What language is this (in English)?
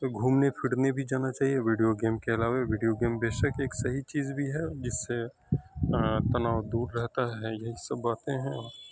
Urdu